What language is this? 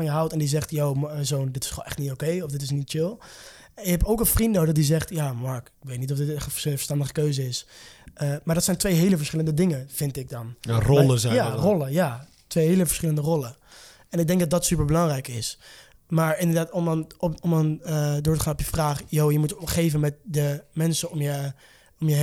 Dutch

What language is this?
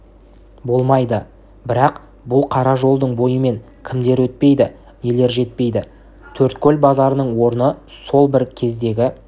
Kazakh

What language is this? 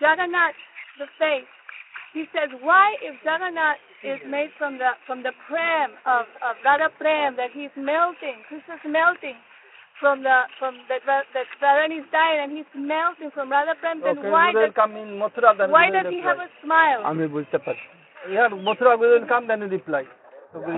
Hindi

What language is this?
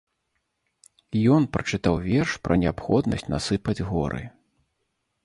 Belarusian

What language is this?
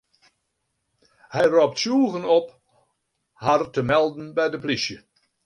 Western Frisian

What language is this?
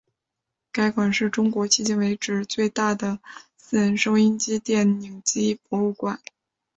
Chinese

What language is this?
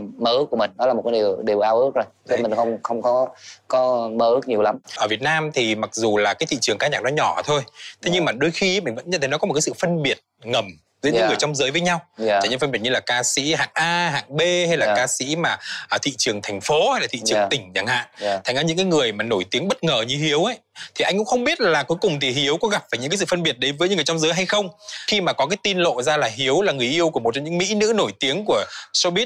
Vietnamese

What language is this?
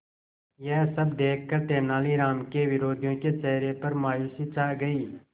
Hindi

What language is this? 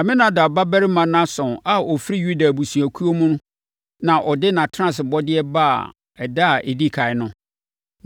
Akan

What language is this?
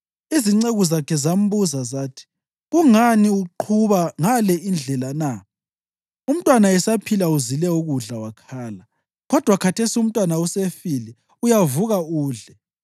North Ndebele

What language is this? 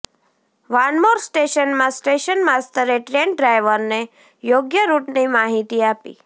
Gujarati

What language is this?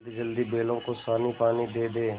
Hindi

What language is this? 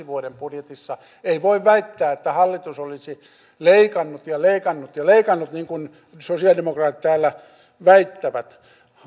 Finnish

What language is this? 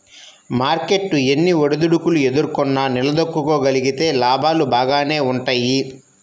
Telugu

